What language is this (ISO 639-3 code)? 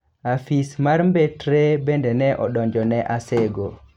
luo